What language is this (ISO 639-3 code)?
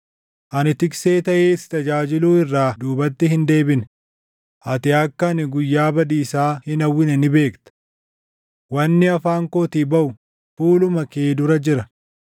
orm